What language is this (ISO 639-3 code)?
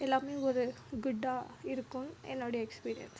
tam